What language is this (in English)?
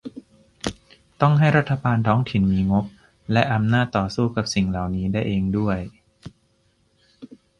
Thai